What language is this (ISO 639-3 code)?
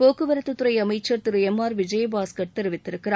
tam